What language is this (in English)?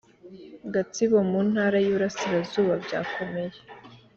Kinyarwanda